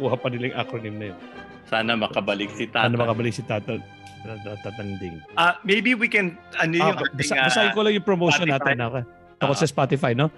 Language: Filipino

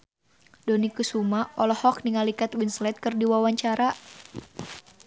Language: Sundanese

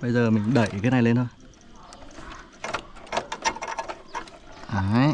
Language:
Vietnamese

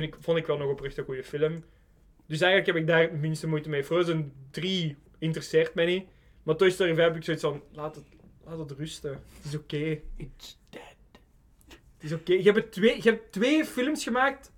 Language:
Dutch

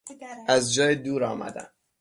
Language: Persian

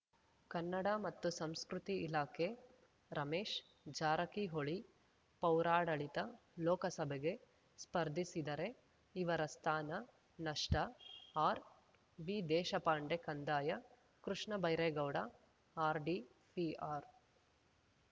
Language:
Kannada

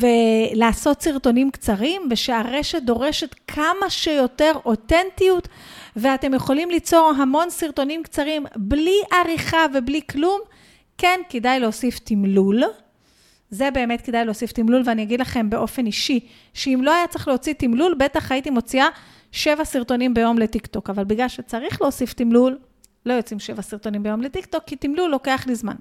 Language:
Hebrew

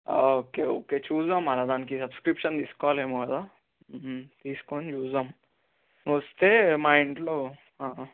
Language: Telugu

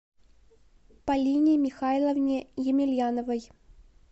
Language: Russian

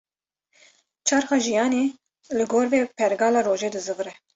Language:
Kurdish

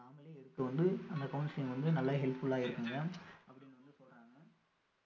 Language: Tamil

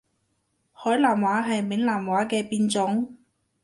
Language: Cantonese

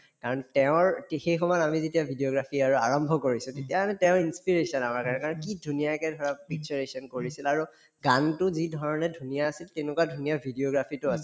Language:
Assamese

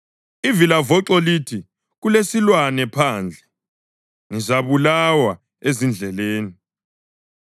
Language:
North Ndebele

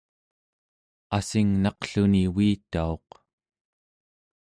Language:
Central Yupik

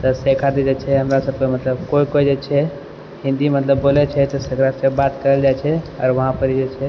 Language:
Maithili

